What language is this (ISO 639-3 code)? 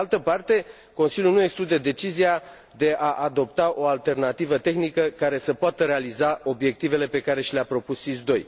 ron